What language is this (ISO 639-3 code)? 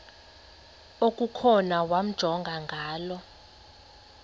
xho